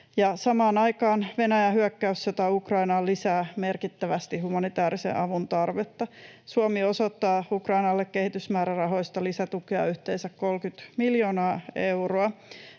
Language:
Finnish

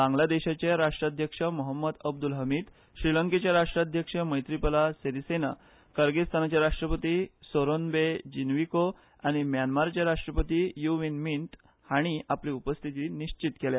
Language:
Konkani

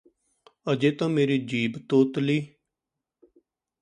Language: Punjabi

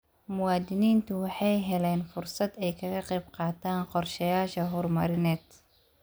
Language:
Somali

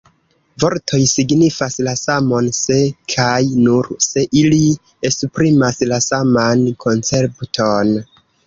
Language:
Esperanto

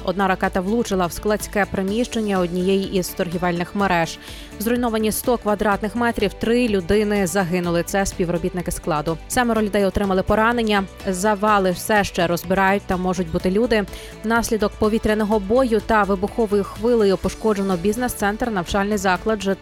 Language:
Ukrainian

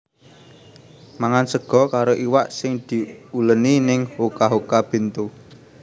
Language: Javanese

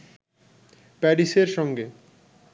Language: Bangla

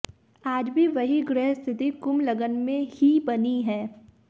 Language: Hindi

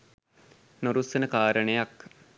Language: Sinhala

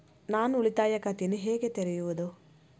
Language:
Kannada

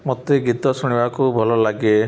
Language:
Odia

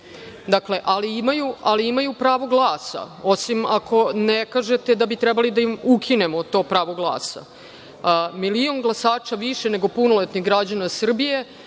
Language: Serbian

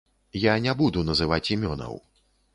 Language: Belarusian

